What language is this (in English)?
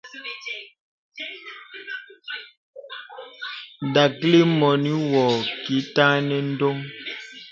Bebele